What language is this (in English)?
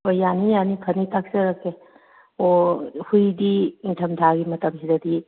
Manipuri